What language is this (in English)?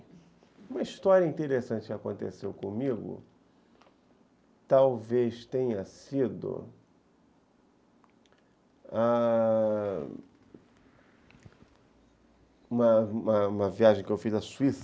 Portuguese